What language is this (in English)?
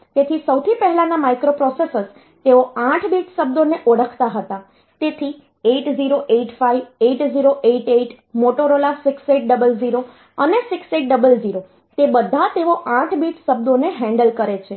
Gujarati